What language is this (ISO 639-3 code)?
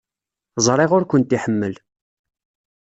kab